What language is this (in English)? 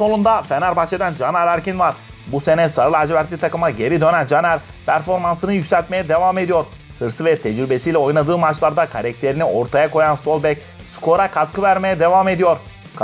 Turkish